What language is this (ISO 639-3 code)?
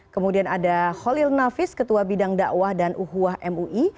ind